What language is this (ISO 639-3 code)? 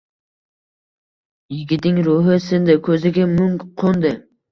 uzb